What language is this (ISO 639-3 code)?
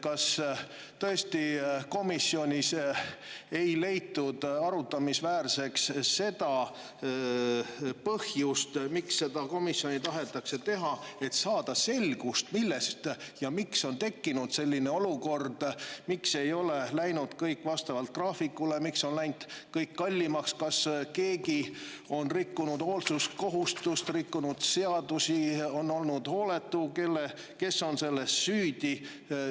est